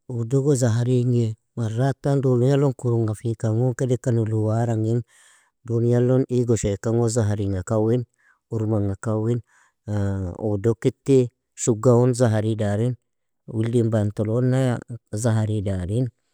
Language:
Nobiin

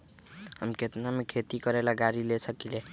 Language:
Magahi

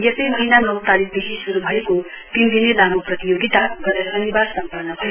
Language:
Nepali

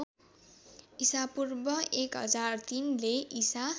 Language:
Nepali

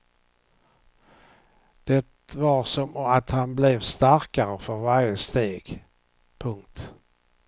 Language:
Swedish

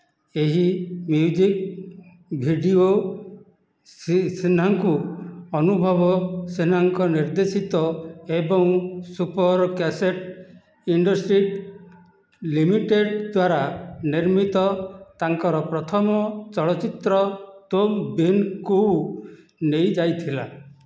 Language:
Odia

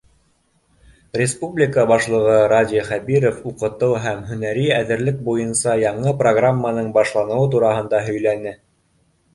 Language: Bashkir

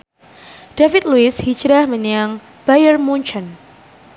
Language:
Javanese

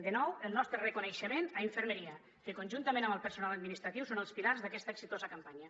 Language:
Catalan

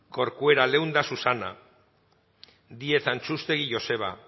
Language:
Basque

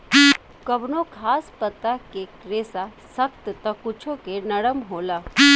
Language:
Bhojpuri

